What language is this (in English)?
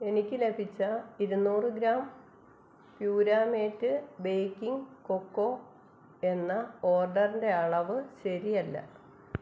Malayalam